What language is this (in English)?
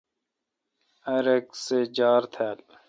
Kalkoti